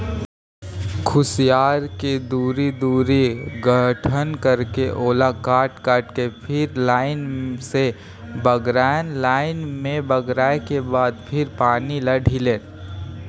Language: Chhattisgarhi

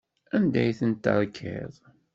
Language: Kabyle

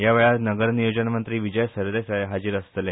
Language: Konkani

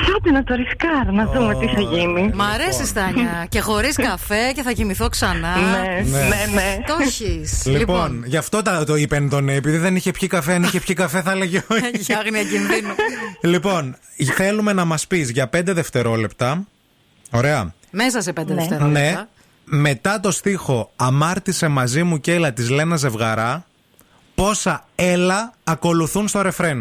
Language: Greek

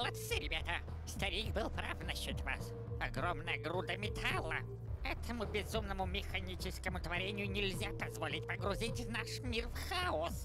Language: Russian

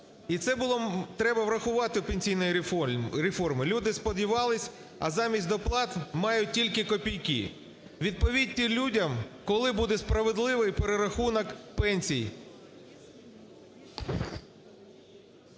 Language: Ukrainian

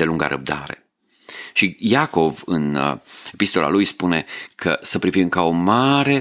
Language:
Romanian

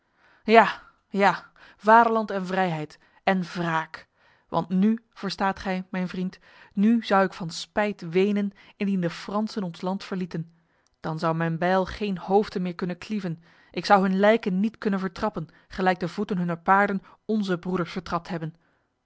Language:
Dutch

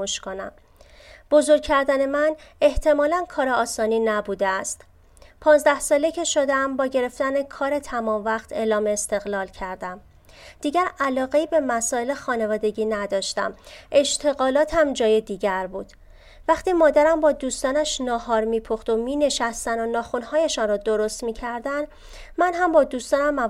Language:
Persian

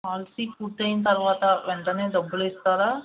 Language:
Telugu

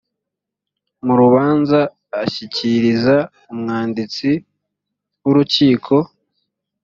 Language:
Kinyarwanda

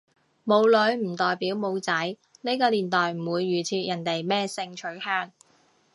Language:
Cantonese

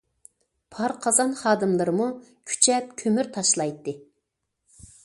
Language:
Uyghur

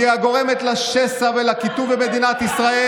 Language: Hebrew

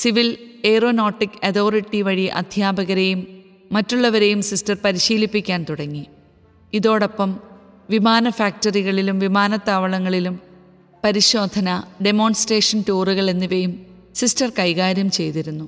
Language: Malayalam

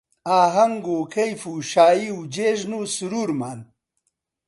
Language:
Central Kurdish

